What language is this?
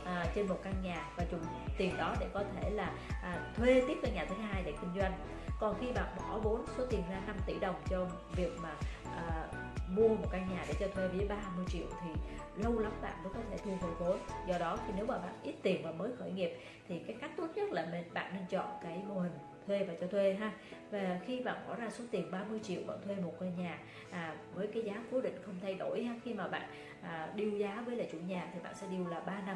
Vietnamese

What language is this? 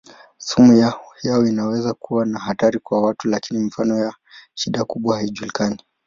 Swahili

